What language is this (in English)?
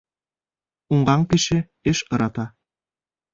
Bashkir